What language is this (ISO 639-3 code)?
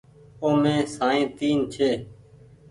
gig